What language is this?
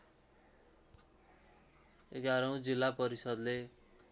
Nepali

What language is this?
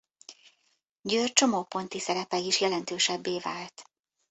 Hungarian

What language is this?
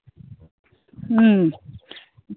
Manipuri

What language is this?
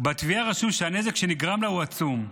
Hebrew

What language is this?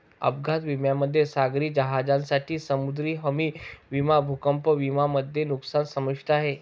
Marathi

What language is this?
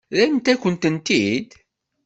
Kabyle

